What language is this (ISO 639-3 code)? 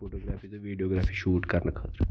kas